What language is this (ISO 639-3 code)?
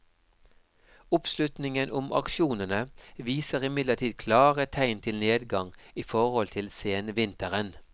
nor